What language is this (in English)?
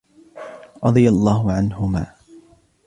Arabic